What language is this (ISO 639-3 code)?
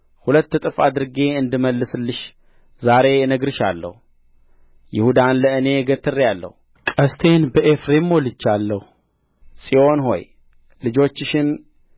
amh